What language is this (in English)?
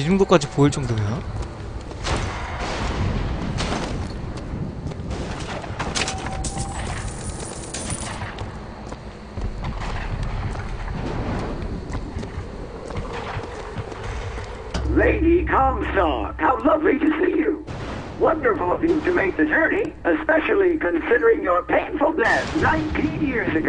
Korean